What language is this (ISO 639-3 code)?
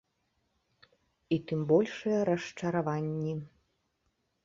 bel